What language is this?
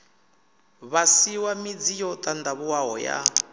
Venda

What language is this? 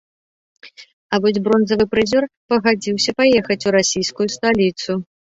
Belarusian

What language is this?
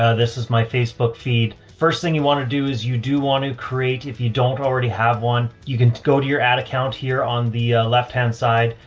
English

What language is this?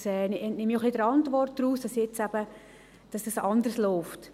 Swiss German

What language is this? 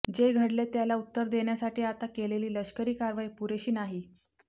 Marathi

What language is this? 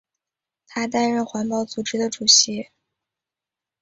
Chinese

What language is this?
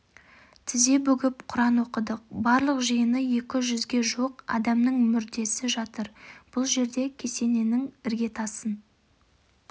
Kazakh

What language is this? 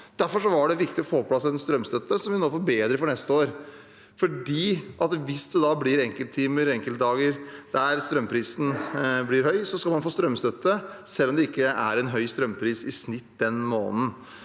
Norwegian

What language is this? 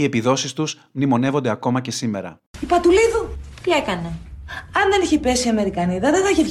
Greek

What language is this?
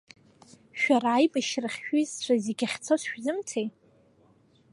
Abkhazian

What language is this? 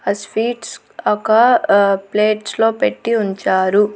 Telugu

